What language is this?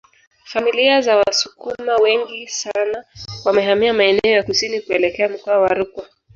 Swahili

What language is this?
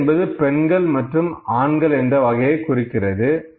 Tamil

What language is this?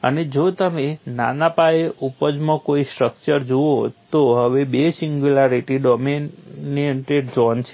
Gujarati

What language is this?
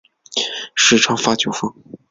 Chinese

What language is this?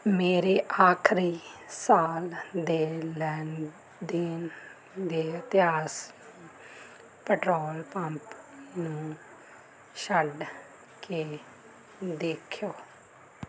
Punjabi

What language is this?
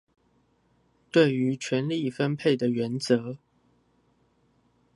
Chinese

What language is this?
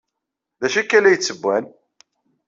Kabyle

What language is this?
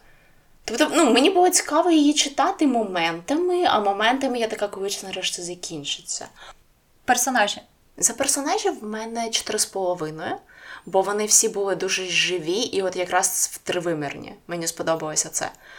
Ukrainian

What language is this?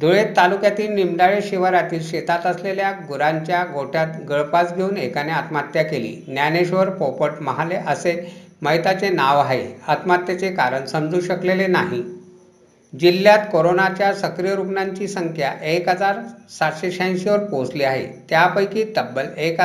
Marathi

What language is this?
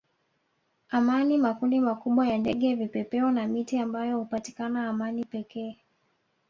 Swahili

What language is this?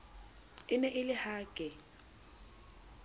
Southern Sotho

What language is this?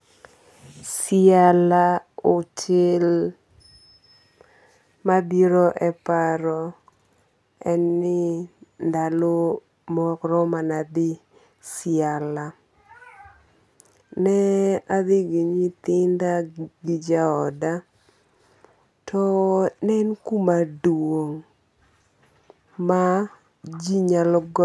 Luo (Kenya and Tanzania)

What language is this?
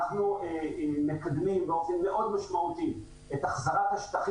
Hebrew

